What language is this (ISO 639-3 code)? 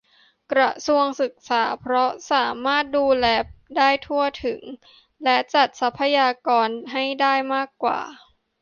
tha